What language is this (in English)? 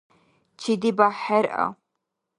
Dargwa